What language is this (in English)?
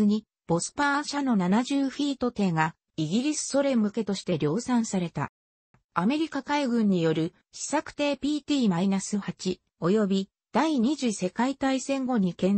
Japanese